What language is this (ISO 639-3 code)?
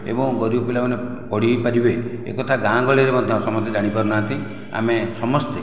ori